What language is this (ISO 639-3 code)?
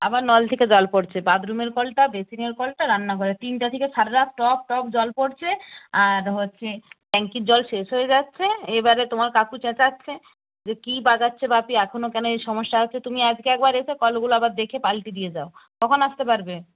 ben